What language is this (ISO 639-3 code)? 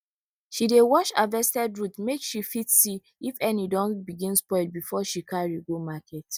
pcm